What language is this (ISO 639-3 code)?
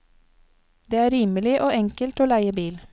nor